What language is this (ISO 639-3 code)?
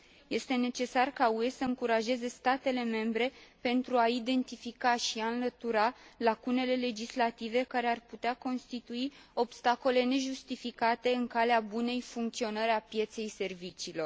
ron